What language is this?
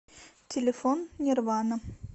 Russian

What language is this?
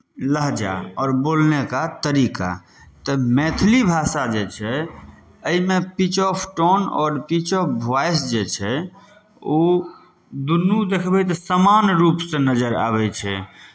Maithili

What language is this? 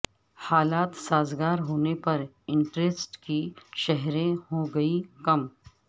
Urdu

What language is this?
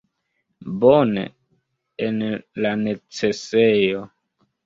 Esperanto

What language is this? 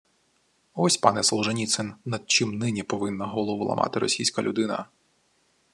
Ukrainian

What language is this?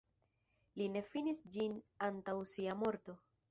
Esperanto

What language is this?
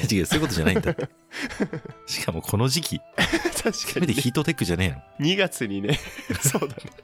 Japanese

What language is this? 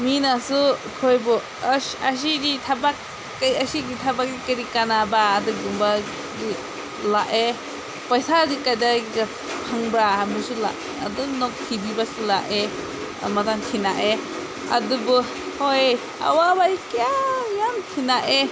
Manipuri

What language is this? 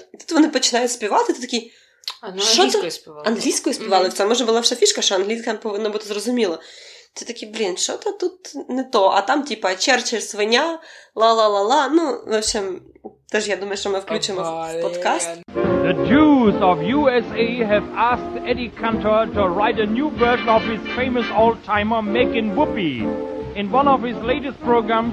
Ukrainian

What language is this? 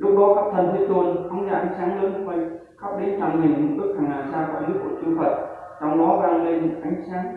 Vietnamese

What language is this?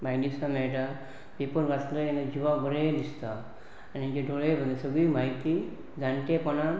Konkani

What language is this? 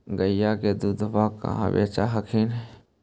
Magahi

